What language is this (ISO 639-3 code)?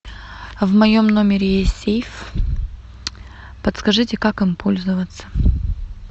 rus